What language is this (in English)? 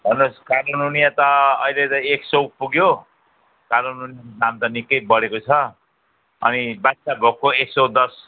Nepali